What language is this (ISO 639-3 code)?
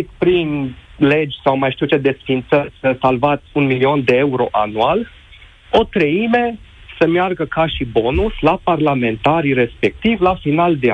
ron